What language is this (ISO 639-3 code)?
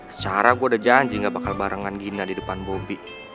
ind